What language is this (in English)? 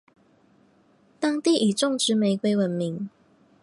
Chinese